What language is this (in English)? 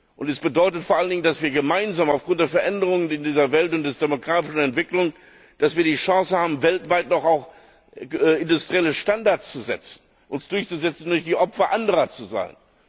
German